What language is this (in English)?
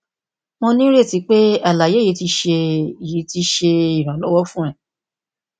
Yoruba